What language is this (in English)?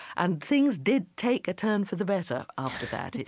English